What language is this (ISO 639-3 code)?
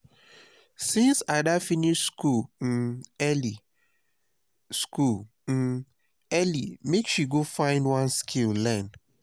pcm